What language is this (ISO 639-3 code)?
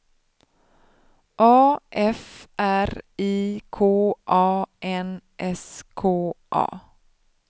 swe